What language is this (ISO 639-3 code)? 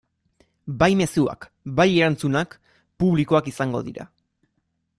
eus